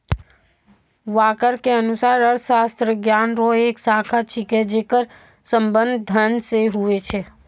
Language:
Maithili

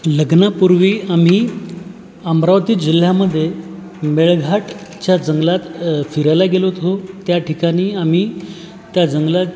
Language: Marathi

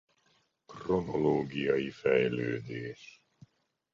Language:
Hungarian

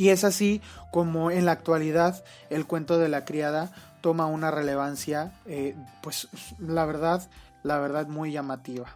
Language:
Spanish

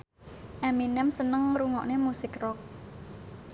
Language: Javanese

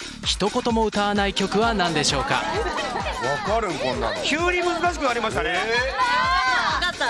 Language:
Japanese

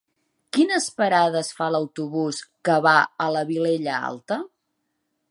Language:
Catalan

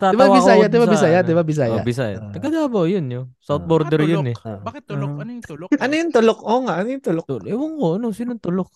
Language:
Filipino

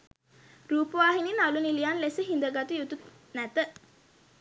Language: Sinhala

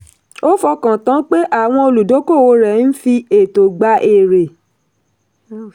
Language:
Yoruba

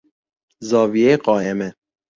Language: Persian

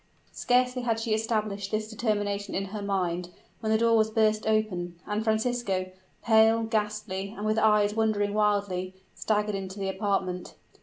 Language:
English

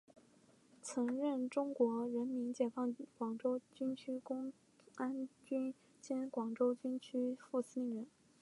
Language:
Chinese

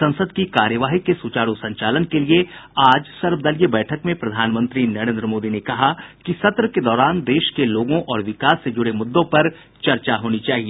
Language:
Hindi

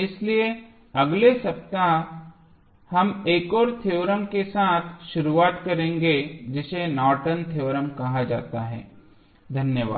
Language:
Hindi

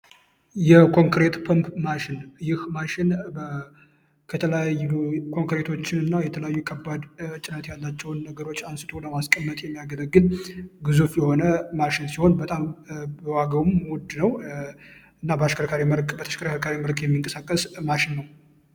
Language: Amharic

